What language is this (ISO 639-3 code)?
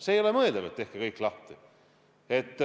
est